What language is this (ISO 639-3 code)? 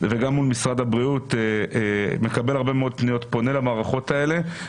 heb